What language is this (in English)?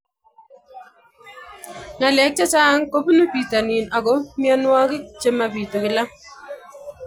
Kalenjin